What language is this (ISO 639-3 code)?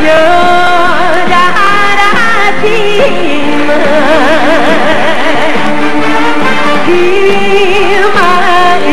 kor